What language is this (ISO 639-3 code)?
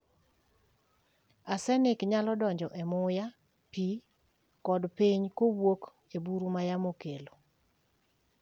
luo